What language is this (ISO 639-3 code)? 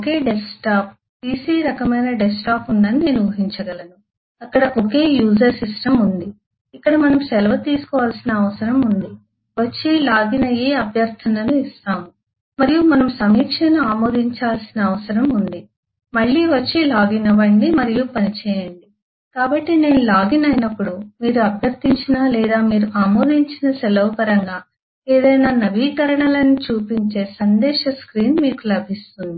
tel